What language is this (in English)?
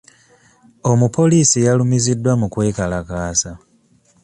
Ganda